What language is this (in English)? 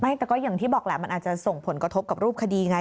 Thai